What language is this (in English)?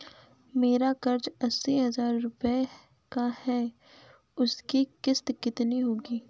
Hindi